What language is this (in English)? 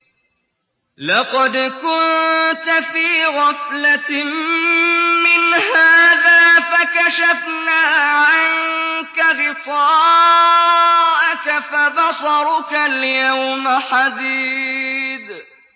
Arabic